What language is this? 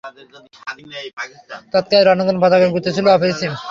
Bangla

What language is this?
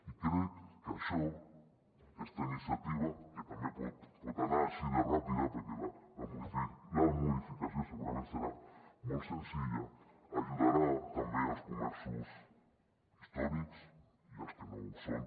Catalan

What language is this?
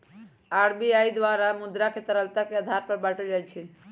Magahi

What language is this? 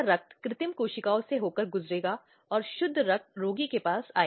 Hindi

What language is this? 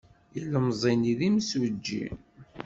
Kabyle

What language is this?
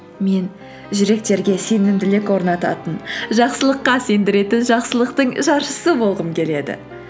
Kazakh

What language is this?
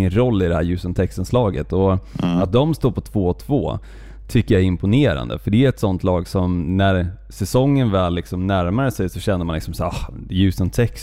Swedish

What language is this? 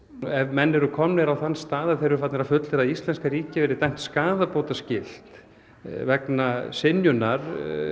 Icelandic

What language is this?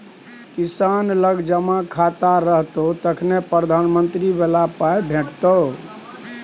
Maithili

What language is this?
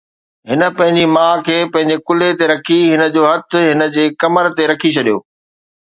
Sindhi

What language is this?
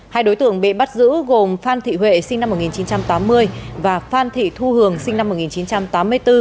Vietnamese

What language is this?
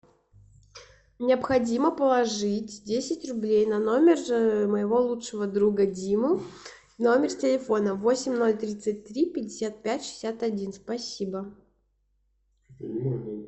Russian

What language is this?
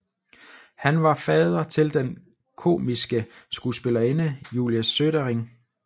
Danish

